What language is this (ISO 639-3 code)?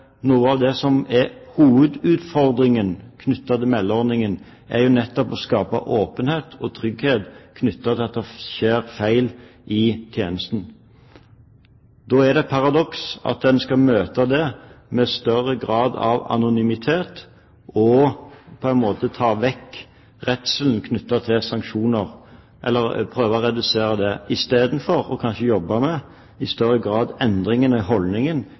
nob